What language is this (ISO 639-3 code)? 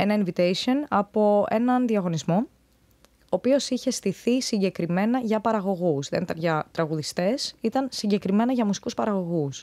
ell